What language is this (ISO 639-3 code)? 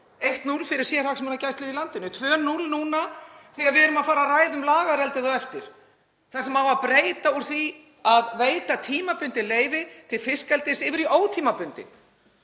isl